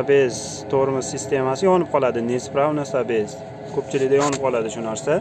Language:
Uzbek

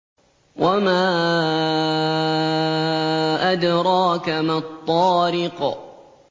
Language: Arabic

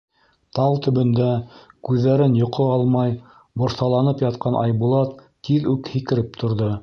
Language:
Bashkir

